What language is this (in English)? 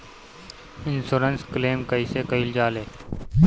Bhojpuri